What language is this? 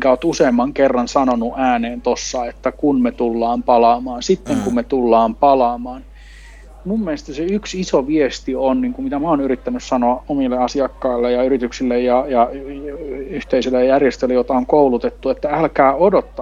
Finnish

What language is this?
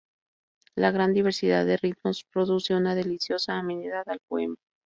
Spanish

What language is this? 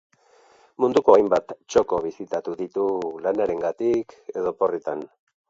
Basque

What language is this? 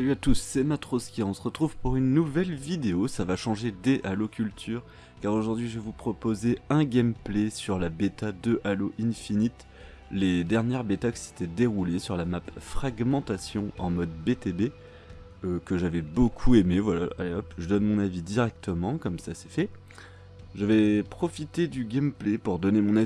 French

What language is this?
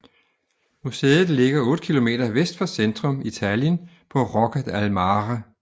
Danish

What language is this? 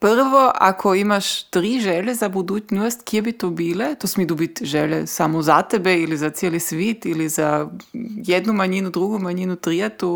Croatian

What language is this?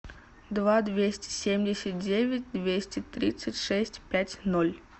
Russian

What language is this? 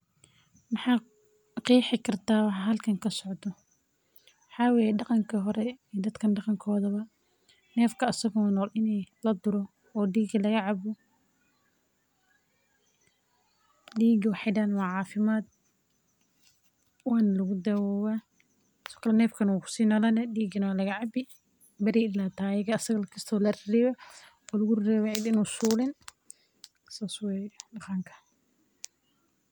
Somali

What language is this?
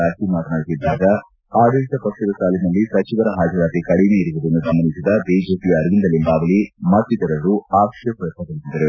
Kannada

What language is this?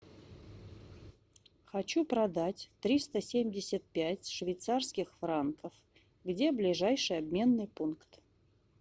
Russian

